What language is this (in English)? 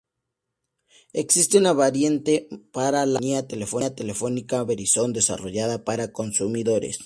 Spanish